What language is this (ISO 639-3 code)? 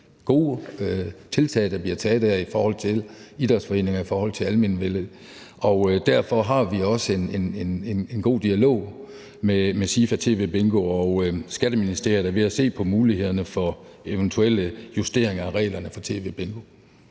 dan